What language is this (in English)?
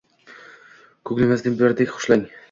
Uzbek